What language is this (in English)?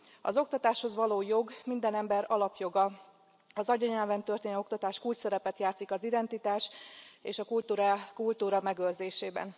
Hungarian